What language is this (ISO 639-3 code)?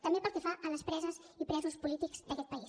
cat